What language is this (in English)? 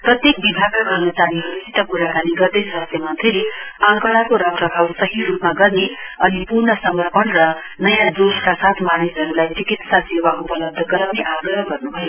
Nepali